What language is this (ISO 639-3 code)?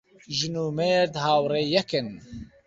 ckb